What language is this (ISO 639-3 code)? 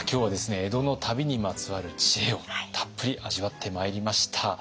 jpn